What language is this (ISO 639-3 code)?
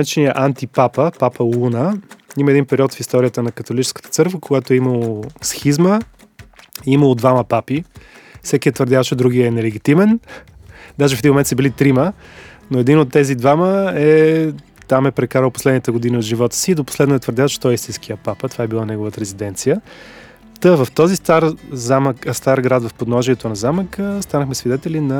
bul